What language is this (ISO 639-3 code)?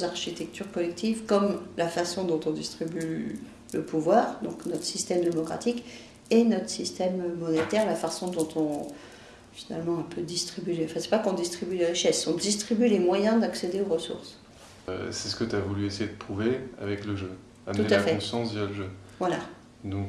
fra